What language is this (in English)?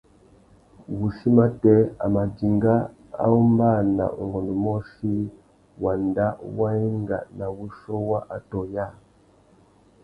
Tuki